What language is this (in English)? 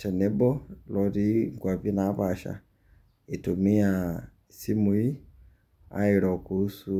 Masai